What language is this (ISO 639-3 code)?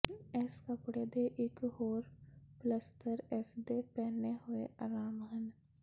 pan